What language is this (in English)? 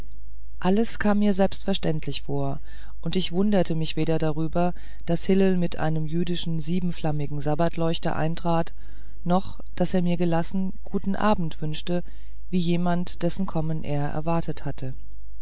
German